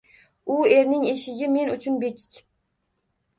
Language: Uzbek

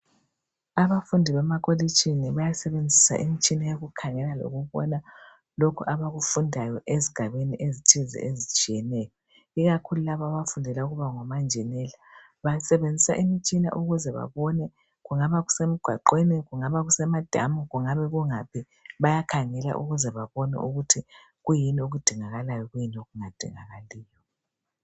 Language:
North Ndebele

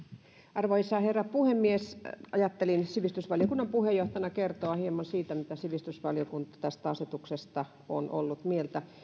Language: Finnish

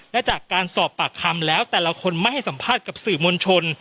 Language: Thai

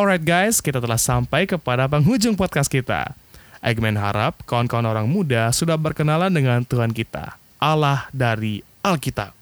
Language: Indonesian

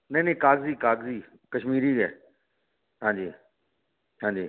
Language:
Dogri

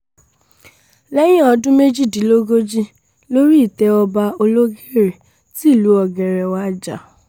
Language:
Yoruba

